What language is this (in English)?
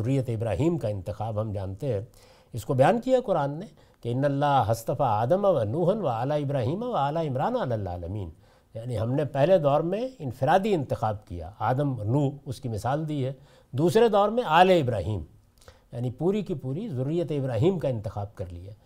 Urdu